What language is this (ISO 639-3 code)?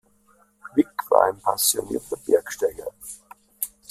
deu